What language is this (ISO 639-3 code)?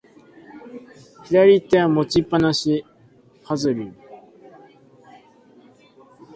jpn